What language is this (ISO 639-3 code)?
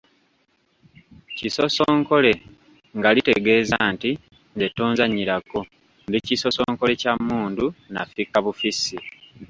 lug